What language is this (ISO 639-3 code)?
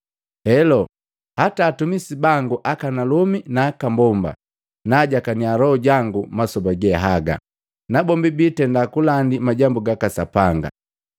mgv